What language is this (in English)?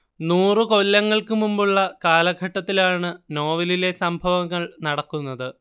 Malayalam